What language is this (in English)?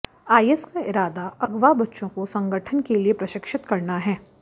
Hindi